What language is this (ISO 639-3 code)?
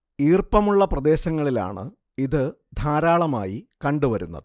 mal